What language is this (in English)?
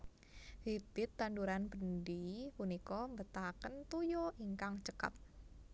Javanese